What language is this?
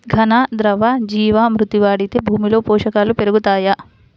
Telugu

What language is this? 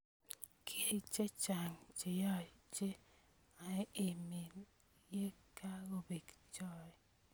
Kalenjin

